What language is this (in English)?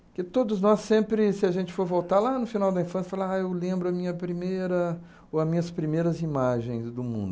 Portuguese